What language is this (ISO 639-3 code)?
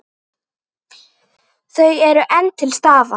isl